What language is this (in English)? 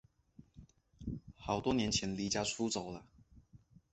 Chinese